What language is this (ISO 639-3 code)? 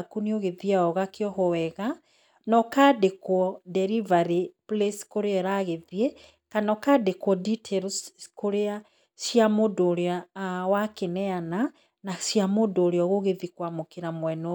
kik